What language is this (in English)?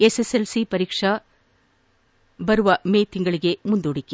Kannada